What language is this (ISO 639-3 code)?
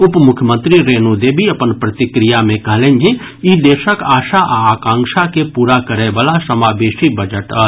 mai